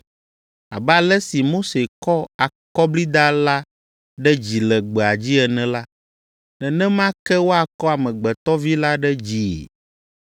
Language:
Ewe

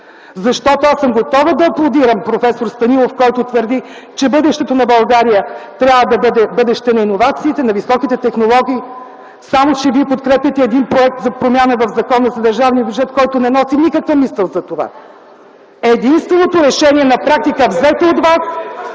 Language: Bulgarian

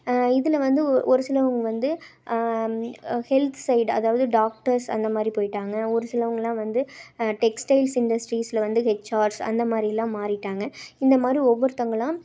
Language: Tamil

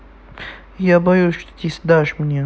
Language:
Russian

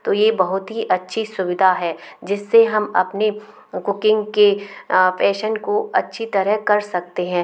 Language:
Hindi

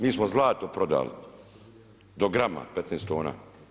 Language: Croatian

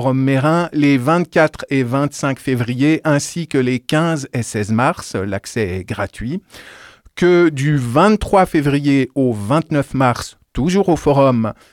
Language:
French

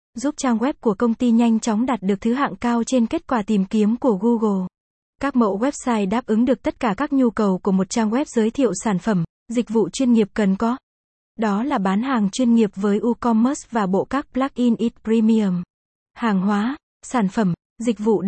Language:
Vietnamese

